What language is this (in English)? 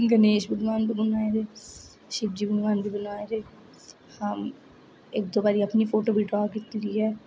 Dogri